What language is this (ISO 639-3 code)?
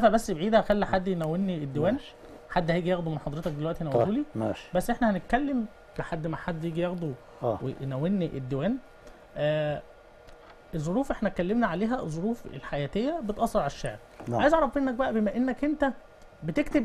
ara